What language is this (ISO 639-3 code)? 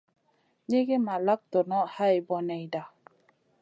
mcn